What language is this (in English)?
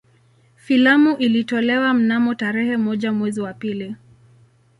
Swahili